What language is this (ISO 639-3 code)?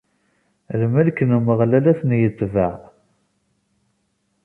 kab